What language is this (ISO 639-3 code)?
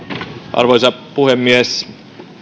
fin